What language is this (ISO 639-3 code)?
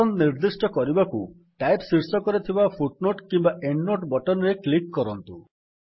ori